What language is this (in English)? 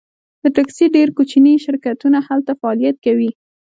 Pashto